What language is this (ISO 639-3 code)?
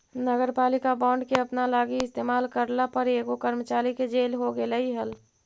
mag